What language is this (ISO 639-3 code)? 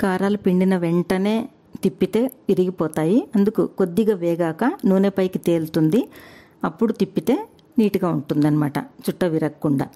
tel